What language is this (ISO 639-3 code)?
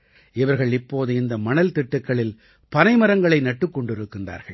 tam